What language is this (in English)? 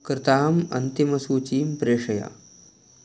Sanskrit